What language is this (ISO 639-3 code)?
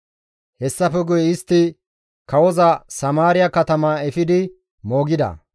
gmv